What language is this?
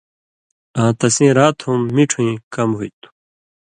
Indus Kohistani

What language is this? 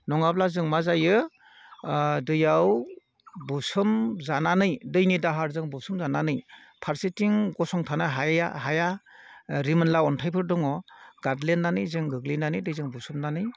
Bodo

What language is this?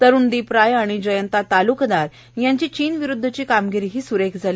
Marathi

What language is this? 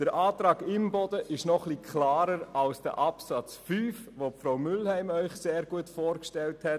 Swiss German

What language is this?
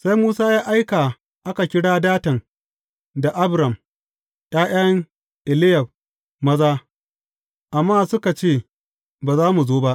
Hausa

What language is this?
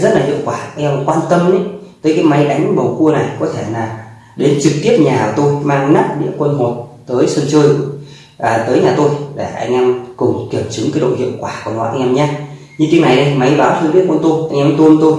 Vietnamese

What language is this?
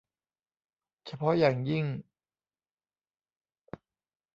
Thai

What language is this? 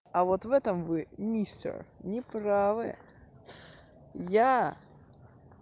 Russian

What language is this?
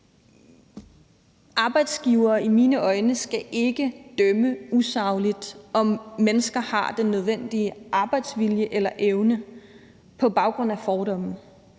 Danish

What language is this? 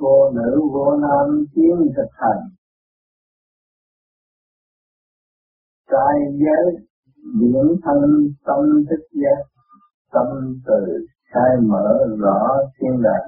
Vietnamese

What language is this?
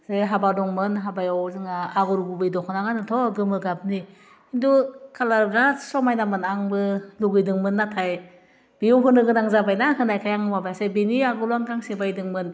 Bodo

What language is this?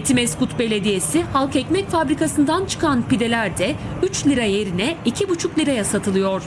Turkish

